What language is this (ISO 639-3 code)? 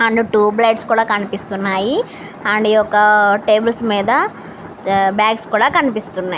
tel